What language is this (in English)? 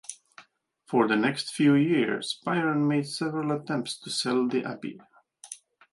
English